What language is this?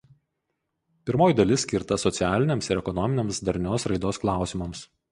Lithuanian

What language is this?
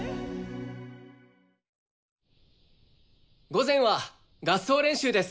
Japanese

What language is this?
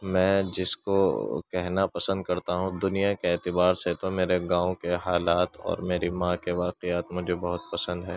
Urdu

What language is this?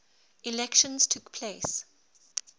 English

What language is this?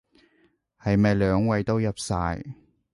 Cantonese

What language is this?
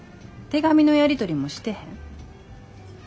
Japanese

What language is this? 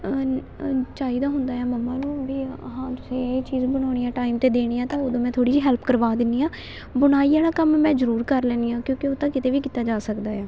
Punjabi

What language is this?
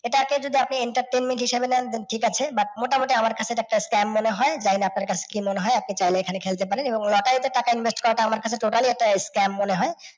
Bangla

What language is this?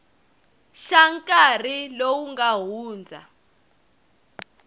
Tsonga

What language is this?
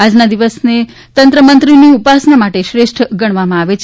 Gujarati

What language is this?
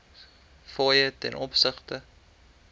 Afrikaans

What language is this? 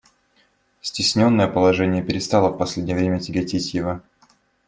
Russian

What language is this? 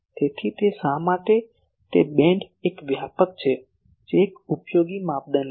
Gujarati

